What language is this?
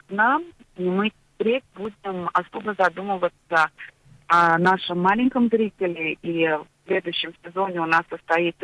Russian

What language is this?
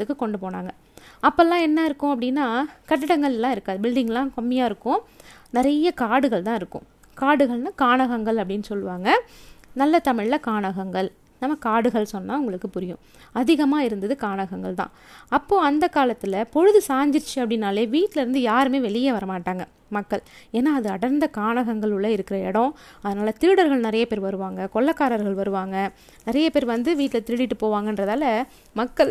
Tamil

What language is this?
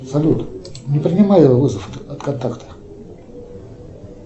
Russian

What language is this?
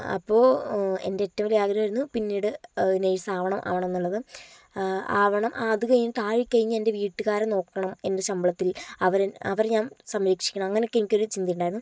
Malayalam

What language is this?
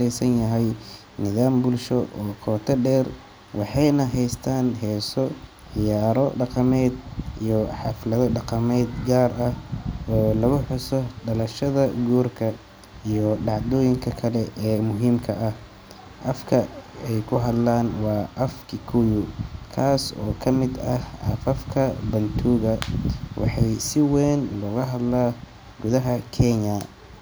Somali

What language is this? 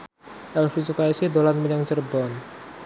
Javanese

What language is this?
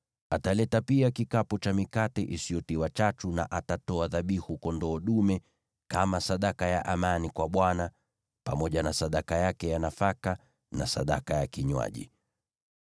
Swahili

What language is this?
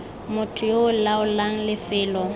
Tswana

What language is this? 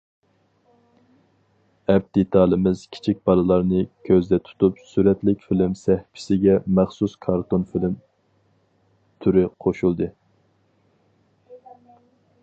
Uyghur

